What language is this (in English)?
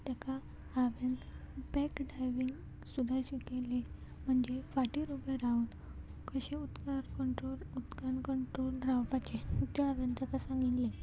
Konkani